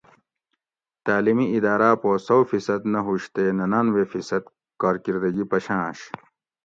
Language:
Gawri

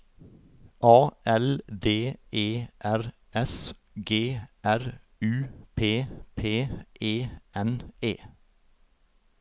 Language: Norwegian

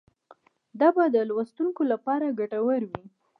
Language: Pashto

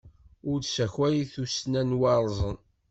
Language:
Kabyle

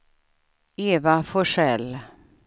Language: Swedish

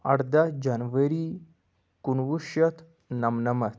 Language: Kashmiri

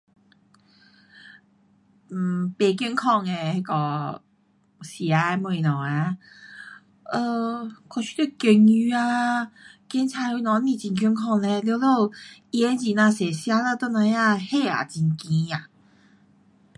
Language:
Pu-Xian Chinese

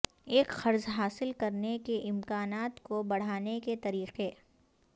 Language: Urdu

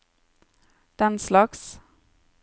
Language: Norwegian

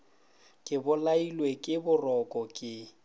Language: Northern Sotho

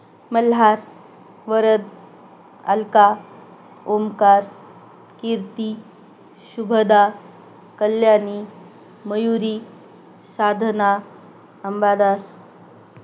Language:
Marathi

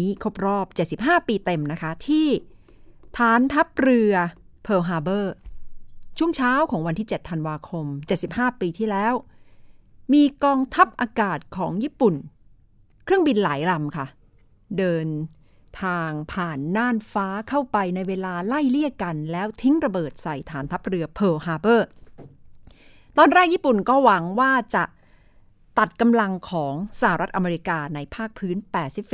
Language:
Thai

